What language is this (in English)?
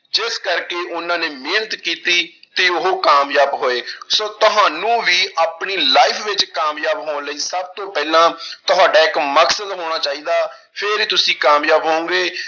Punjabi